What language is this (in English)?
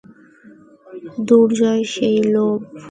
Bangla